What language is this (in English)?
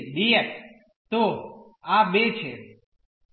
Gujarati